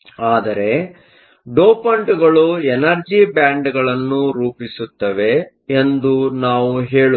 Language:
Kannada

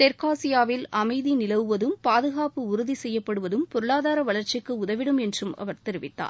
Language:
Tamil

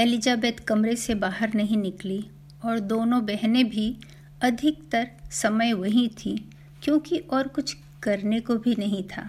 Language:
Hindi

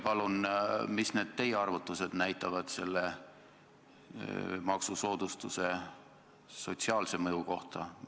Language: Estonian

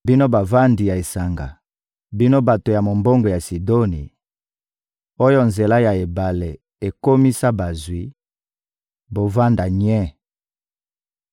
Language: Lingala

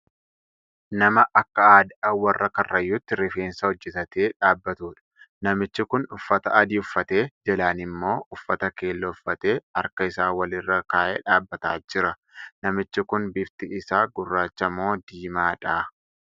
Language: Oromo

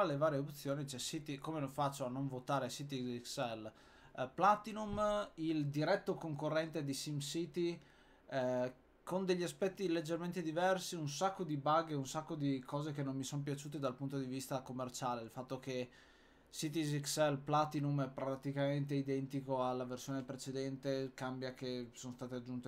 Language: Italian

